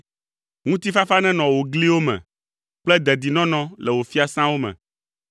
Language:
Ewe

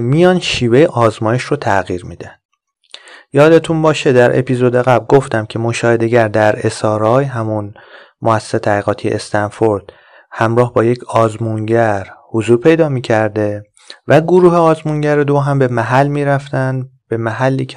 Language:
Persian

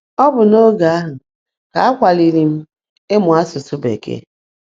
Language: Igbo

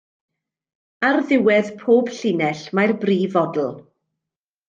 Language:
Welsh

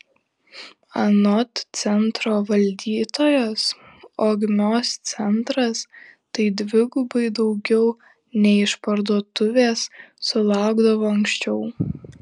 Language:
Lithuanian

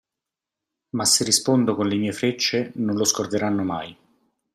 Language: Italian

